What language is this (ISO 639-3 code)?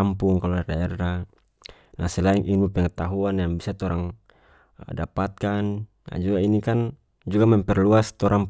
max